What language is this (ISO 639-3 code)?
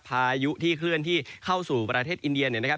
tha